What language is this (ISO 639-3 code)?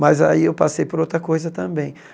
por